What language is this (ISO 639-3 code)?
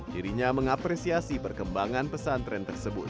ind